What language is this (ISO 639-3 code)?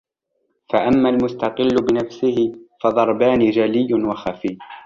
ara